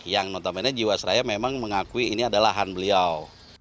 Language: Indonesian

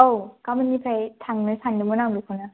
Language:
Bodo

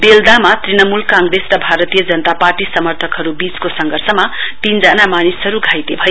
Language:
Nepali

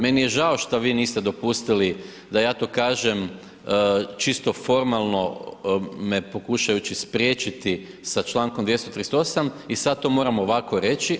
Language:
Croatian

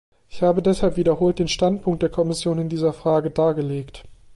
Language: German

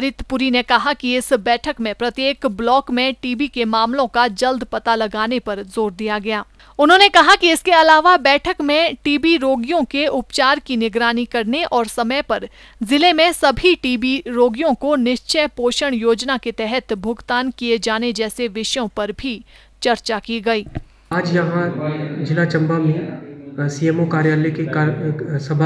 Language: Hindi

